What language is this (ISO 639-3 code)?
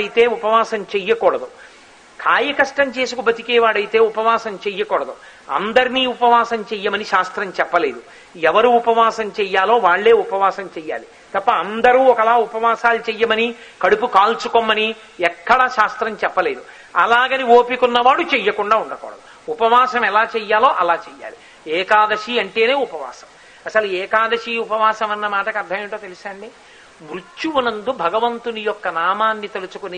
tel